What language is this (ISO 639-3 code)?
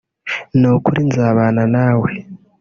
kin